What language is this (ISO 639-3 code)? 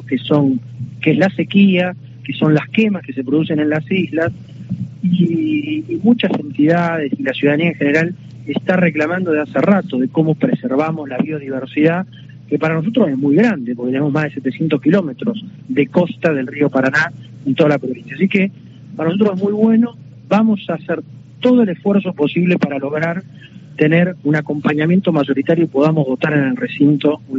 spa